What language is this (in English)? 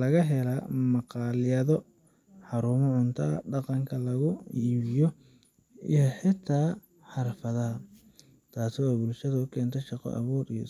Somali